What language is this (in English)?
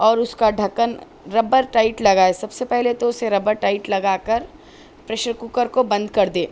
Urdu